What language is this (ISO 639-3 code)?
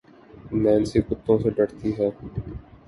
urd